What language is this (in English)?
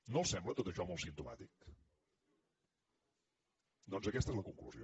Catalan